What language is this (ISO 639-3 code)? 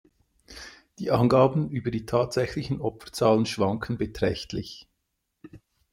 deu